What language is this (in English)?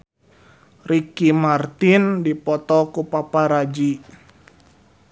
Sundanese